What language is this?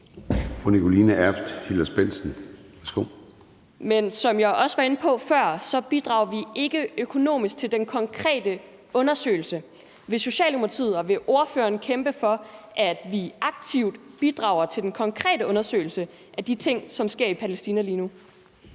Danish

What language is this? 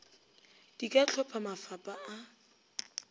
Northern Sotho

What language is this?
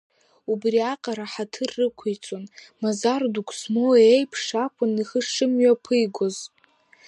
Abkhazian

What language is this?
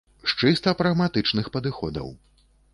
Belarusian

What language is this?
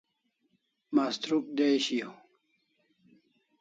Kalasha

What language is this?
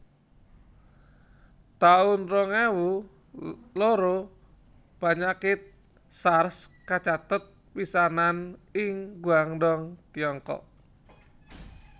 Javanese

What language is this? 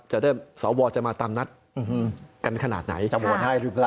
Thai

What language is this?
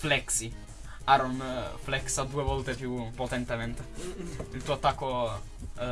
Italian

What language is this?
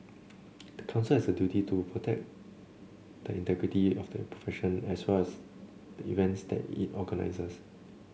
English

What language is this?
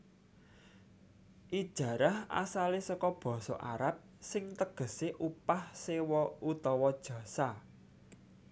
Javanese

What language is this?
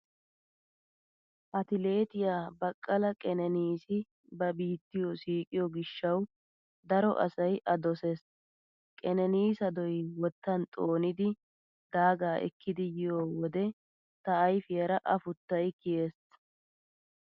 Wolaytta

